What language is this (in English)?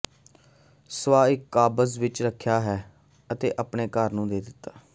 Punjabi